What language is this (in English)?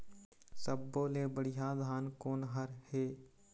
Chhattisgarhi